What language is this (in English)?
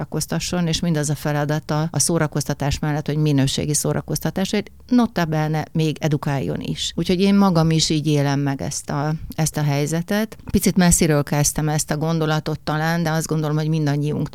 Hungarian